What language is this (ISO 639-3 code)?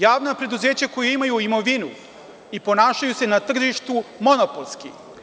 srp